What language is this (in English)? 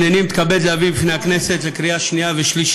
Hebrew